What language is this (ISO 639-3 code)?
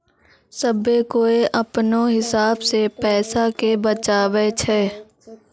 mai